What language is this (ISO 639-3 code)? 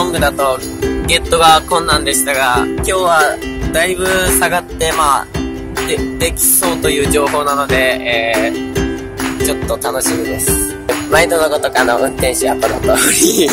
jpn